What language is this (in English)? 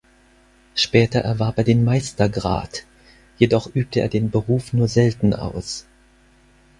German